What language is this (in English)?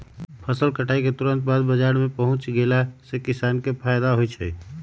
Magahi